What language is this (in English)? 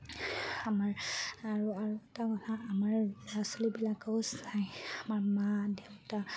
Assamese